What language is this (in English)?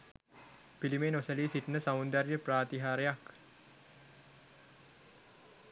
Sinhala